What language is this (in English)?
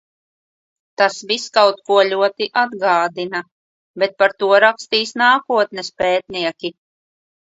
Latvian